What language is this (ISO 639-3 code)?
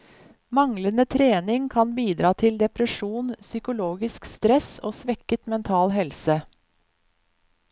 nor